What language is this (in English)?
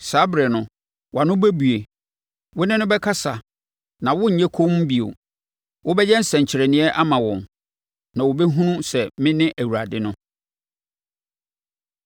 Akan